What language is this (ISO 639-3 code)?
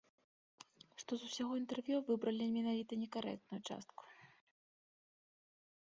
bel